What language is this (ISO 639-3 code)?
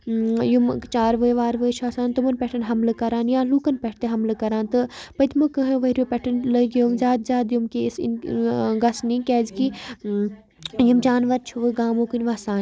kas